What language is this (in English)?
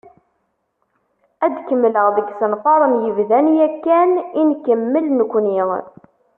Kabyle